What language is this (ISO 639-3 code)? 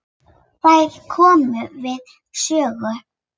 isl